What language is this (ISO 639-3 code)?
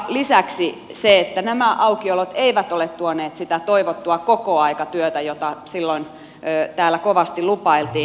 fin